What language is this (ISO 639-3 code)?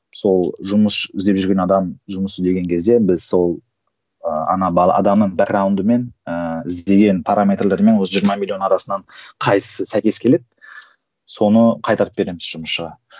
kaz